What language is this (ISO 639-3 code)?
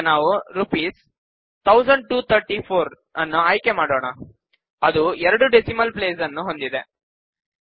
kan